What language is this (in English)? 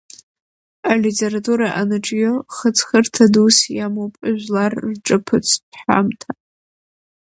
Abkhazian